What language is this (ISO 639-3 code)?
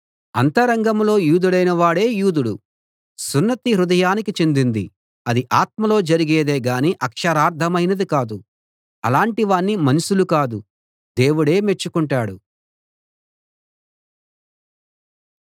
tel